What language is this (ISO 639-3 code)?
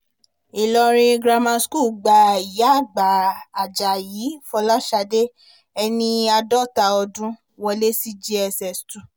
yor